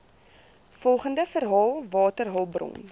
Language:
Afrikaans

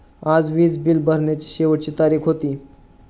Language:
Marathi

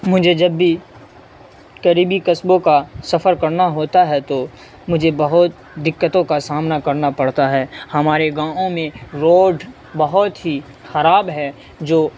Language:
Urdu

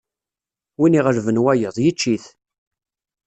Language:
Kabyle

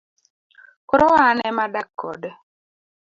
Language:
Luo (Kenya and Tanzania)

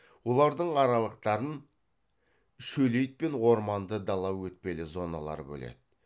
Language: Kazakh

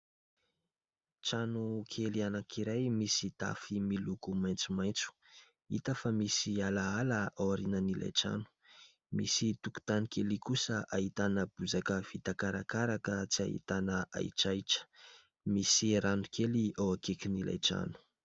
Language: Malagasy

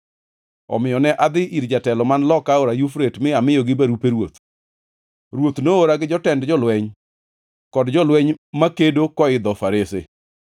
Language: Luo (Kenya and Tanzania)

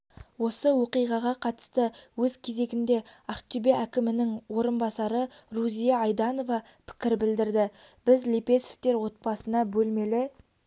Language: Kazakh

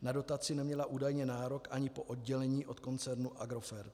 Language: Czech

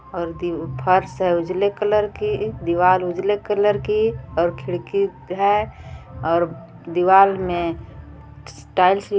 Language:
Hindi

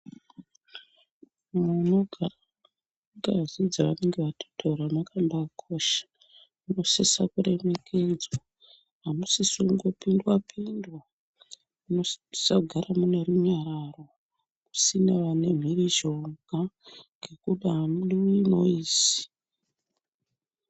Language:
Ndau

